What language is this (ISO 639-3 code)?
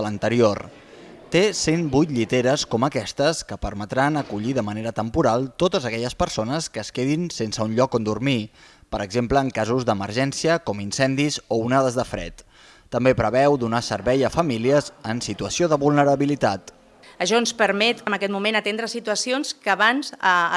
spa